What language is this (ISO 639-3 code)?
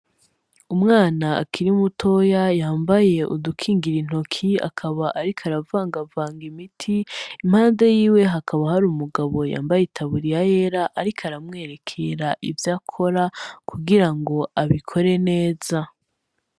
run